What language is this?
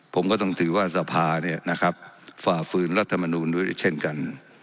Thai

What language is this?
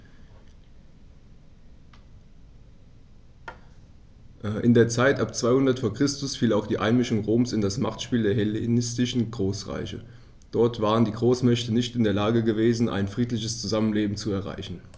German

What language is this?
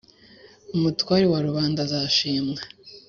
Kinyarwanda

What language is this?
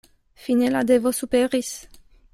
Esperanto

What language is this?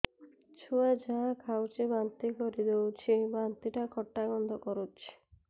Odia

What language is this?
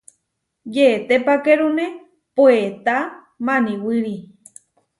Huarijio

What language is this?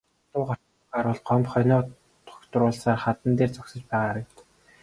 Mongolian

